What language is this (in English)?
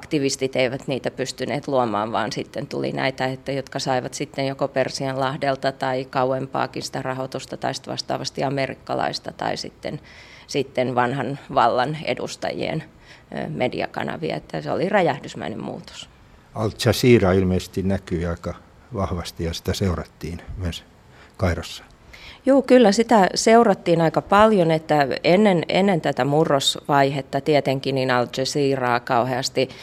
Finnish